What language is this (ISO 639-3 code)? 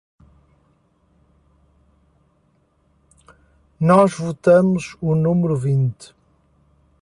por